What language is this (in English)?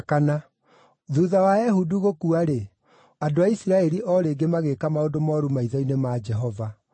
Kikuyu